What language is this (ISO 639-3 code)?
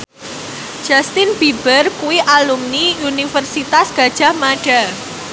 jav